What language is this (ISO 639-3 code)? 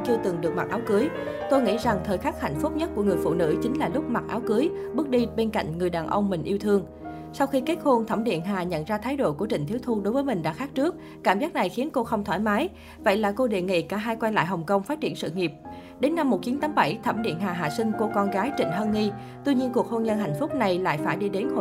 vie